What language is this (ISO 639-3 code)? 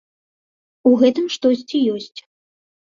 bel